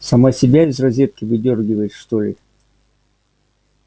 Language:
Russian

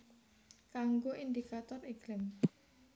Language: Javanese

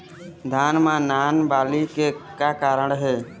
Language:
Chhattisgarhi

